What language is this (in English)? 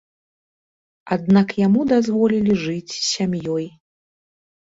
Belarusian